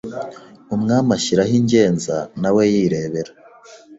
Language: Kinyarwanda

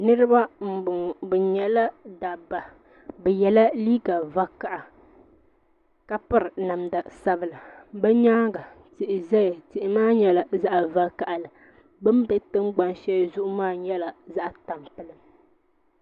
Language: Dagbani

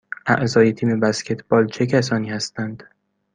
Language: Persian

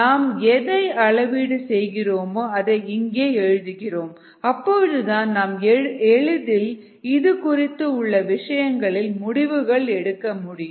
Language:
Tamil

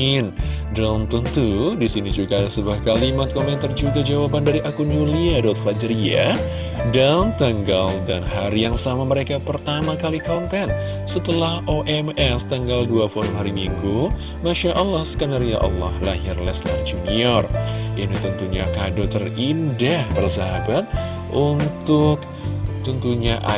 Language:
Indonesian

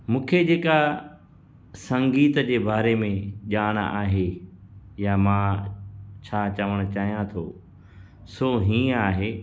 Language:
Sindhi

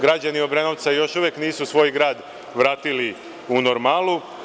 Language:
Serbian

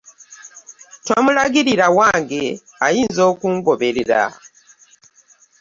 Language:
Ganda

